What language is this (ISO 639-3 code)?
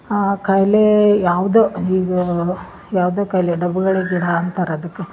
kan